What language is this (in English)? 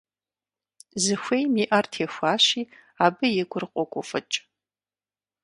Kabardian